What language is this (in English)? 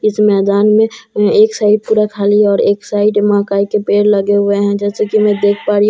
Hindi